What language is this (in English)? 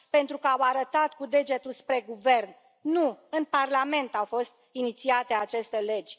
Romanian